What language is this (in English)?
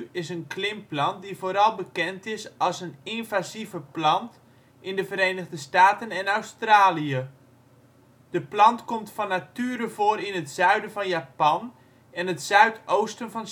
Dutch